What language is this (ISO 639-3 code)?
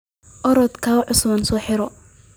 som